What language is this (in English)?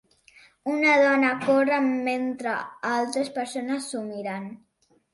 Catalan